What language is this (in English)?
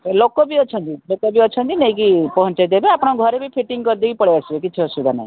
Odia